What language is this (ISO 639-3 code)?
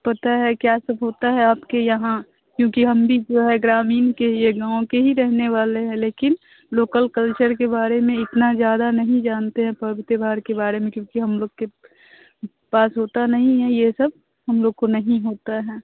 hin